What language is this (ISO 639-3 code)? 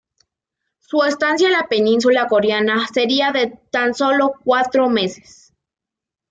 spa